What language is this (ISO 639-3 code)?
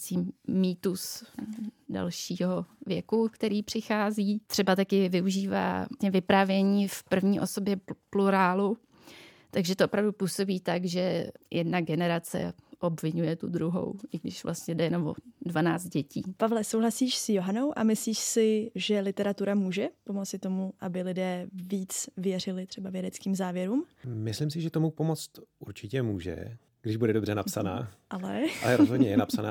ces